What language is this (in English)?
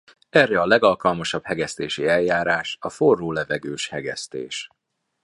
Hungarian